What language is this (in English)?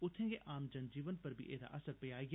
Dogri